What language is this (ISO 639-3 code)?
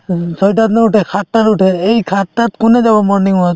asm